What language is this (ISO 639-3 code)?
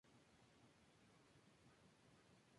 spa